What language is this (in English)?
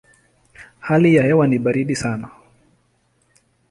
Swahili